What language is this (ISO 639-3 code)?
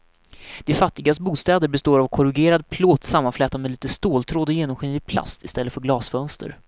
swe